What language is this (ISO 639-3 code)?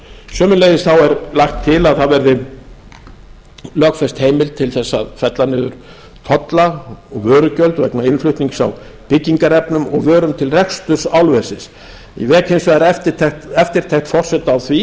isl